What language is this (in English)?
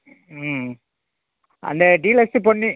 Tamil